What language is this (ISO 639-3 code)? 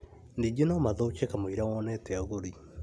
kik